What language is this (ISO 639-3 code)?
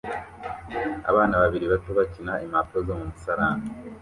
kin